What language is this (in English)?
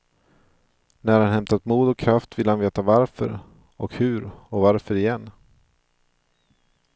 Swedish